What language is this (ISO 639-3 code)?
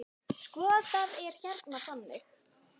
isl